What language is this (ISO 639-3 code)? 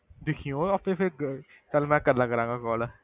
pan